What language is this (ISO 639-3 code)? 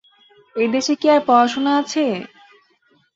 ben